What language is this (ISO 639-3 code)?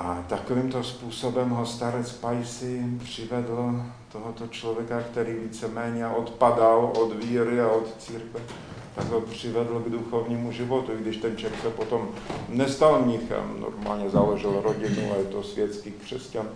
ces